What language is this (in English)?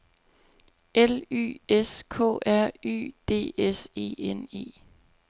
Danish